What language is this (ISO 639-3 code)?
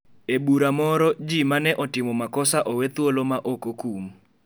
luo